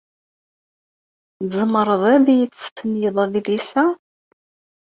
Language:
Kabyle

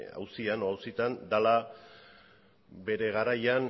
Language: Basque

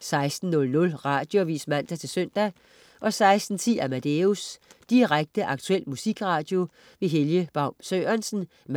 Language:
Danish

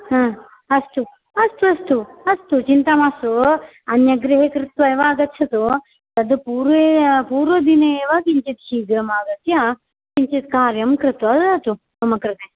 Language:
Sanskrit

